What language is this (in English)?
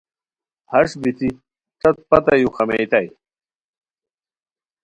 Khowar